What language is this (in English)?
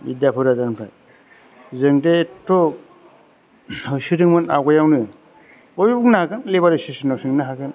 Bodo